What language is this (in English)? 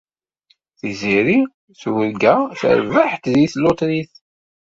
Kabyle